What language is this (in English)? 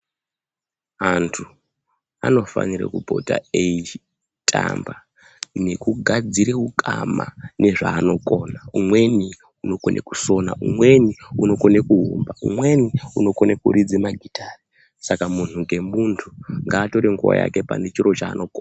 Ndau